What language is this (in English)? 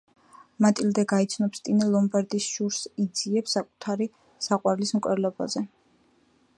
Georgian